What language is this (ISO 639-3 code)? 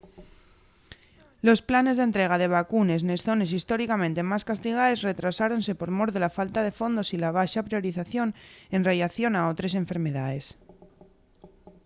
ast